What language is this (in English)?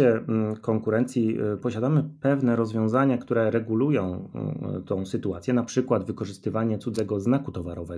Polish